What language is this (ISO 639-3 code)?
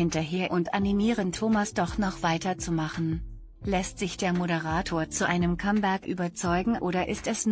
deu